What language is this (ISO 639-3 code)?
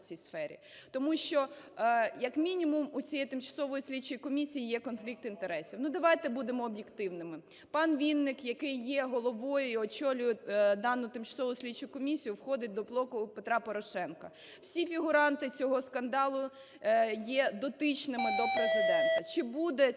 ukr